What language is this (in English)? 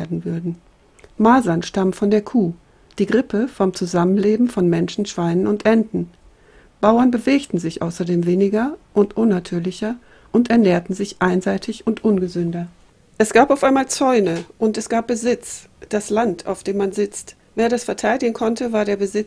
German